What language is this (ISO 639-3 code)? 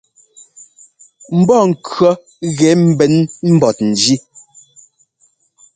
jgo